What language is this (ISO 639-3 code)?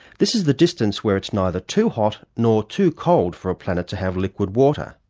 eng